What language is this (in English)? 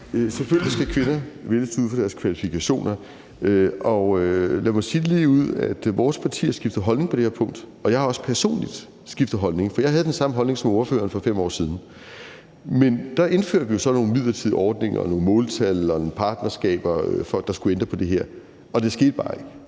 Danish